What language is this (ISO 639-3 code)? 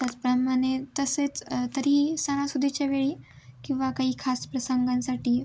mar